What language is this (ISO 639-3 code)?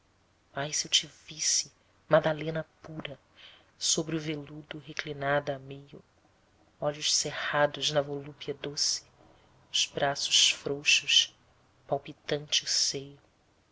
por